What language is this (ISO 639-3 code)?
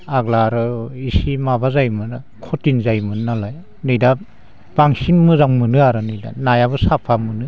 brx